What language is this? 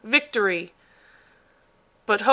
English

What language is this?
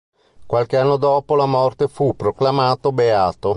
Italian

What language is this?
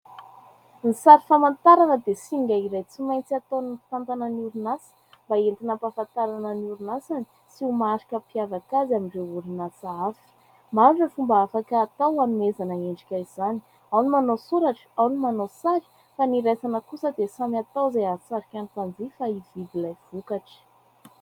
Malagasy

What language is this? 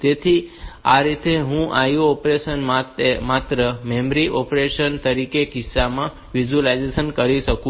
Gujarati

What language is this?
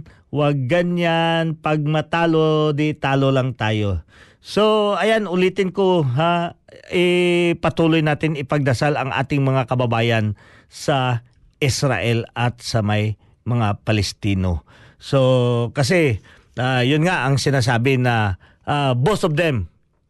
Filipino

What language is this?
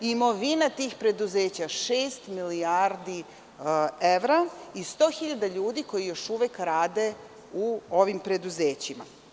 Serbian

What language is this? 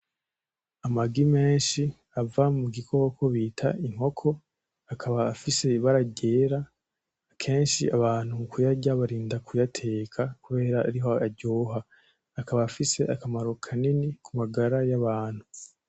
Rundi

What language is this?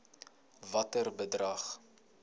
Afrikaans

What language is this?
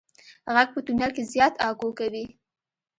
Pashto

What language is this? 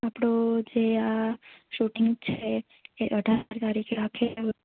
Gujarati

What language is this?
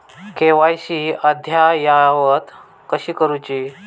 Marathi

